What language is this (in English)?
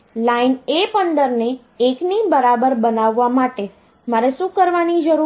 Gujarati